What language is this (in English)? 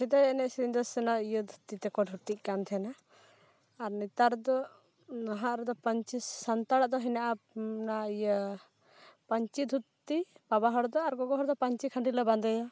Santali